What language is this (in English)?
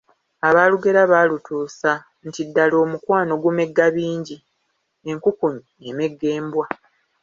Ganda